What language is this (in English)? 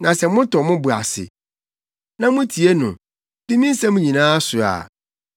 Akan